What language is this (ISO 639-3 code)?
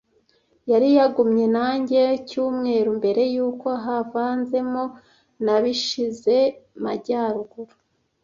kin